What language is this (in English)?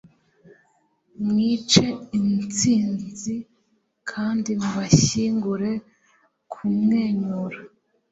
Kinyarwanda